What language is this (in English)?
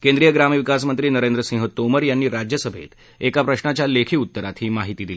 Marathi